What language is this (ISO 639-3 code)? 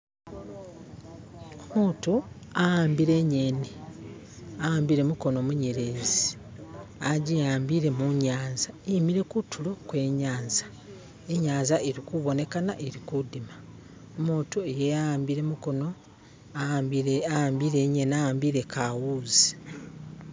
myx